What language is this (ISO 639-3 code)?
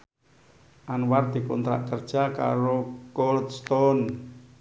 jav